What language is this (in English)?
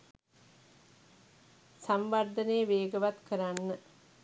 Sinhala